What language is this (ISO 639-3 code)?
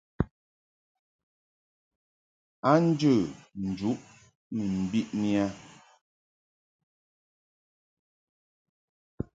mhk